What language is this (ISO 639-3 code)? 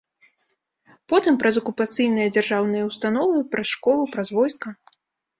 bel